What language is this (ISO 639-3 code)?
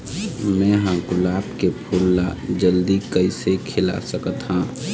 hne